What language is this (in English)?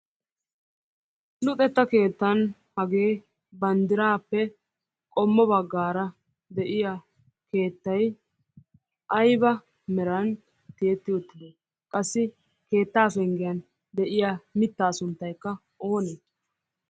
Wolaytta